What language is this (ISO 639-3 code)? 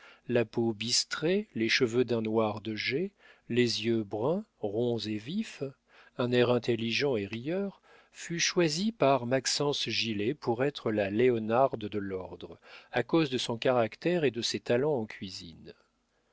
fra